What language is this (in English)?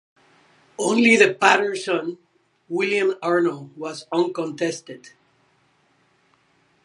English